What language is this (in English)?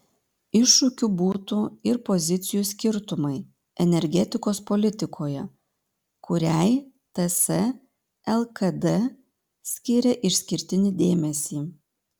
Lithuanian